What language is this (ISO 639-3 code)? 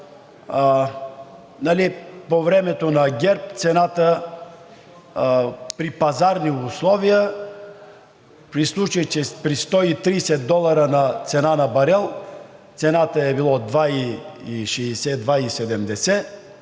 bul